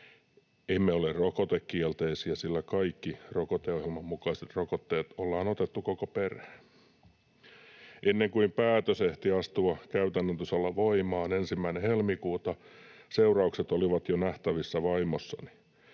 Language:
Finnish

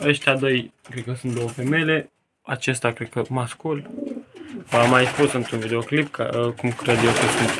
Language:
Romanian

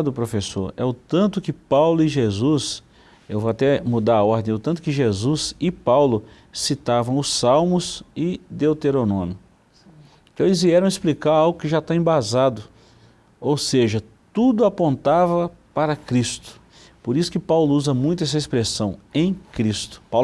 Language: Portuguese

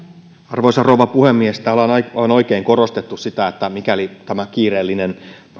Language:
Finnish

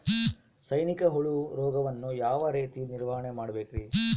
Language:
Kannada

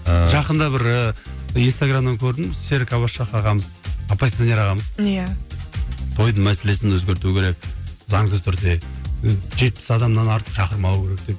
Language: Kazakh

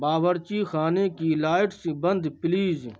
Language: Urdu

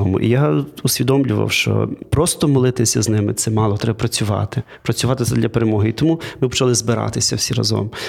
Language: Ukrainian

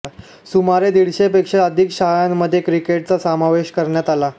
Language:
Marathi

